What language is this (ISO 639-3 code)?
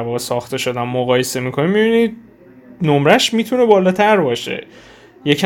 fas